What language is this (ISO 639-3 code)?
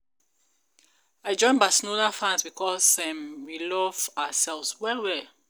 pcm